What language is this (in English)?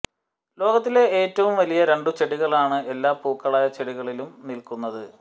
Malayalam